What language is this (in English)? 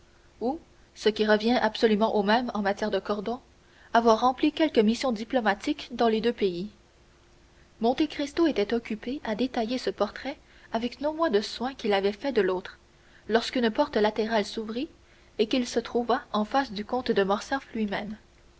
French